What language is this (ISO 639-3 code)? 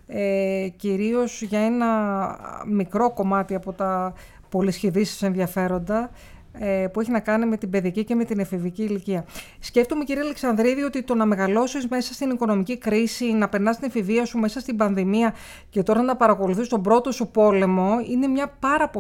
ell